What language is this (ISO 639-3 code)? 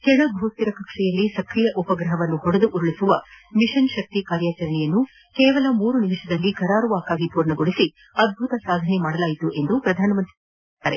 kan